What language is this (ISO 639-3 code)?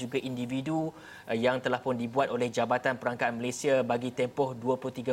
msa